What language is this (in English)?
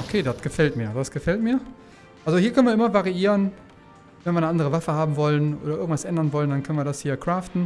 German